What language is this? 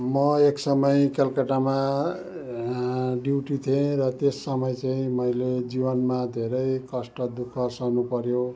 Nepali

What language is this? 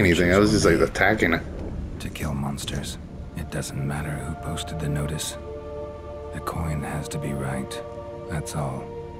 English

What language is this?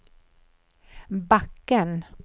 Swedish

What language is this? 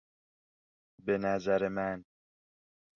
Persian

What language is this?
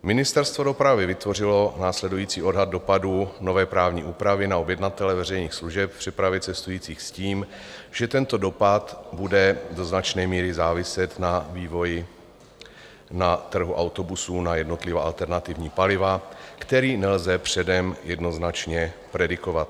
Czech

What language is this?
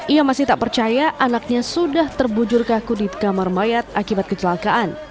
Indonesian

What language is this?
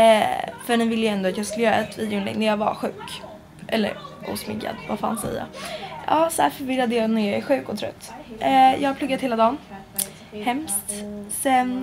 Swedish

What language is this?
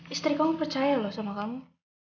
Indonesian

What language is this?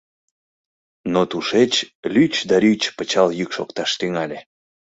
Mari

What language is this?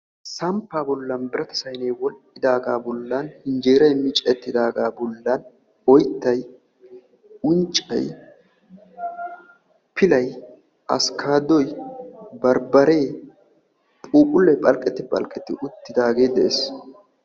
Wolaytta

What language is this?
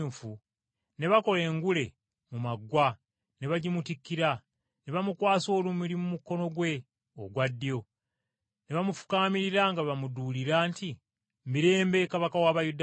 Ganda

